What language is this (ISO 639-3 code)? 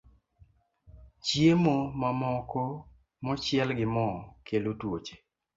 luo